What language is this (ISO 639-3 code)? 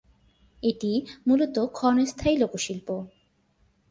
ben